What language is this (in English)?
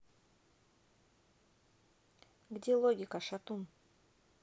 Russian